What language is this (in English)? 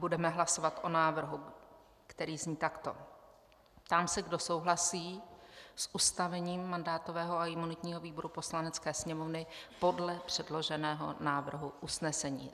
Czech